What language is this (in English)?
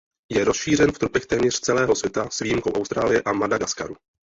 Czech